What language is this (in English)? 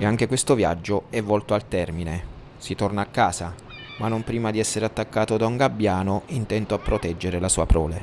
Italian